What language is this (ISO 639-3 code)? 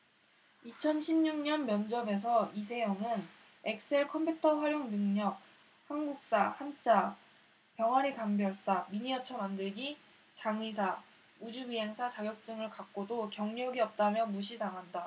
kor